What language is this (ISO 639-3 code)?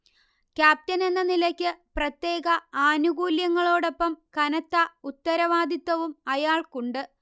mal